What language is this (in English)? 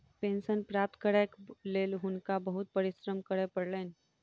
Maithili